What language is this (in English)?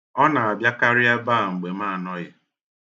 Igbo